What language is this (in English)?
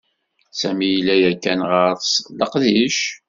Kabyle